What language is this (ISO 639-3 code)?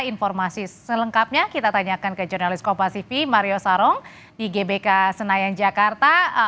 ind